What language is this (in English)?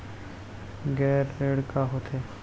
Chhattisgarhi